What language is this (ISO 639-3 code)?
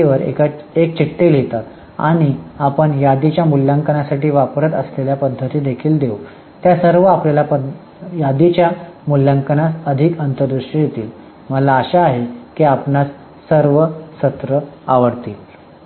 mar